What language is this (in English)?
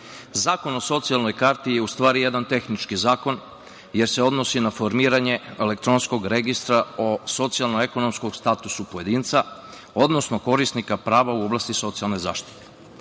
Serbian